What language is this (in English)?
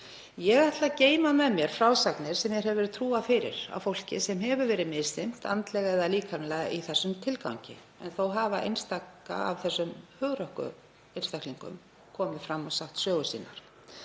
Icelandic